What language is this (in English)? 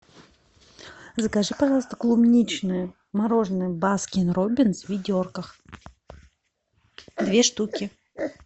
Russian